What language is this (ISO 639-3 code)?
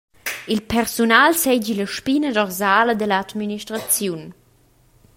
roh